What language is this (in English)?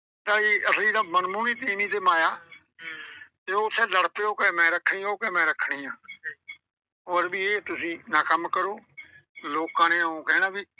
Punjabi